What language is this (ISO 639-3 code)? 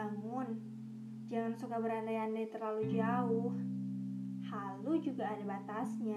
ind